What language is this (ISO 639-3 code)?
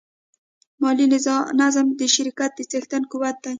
pus